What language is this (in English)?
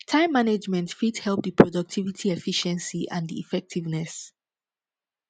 Nigerian Pidgin